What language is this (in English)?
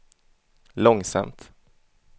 Swedish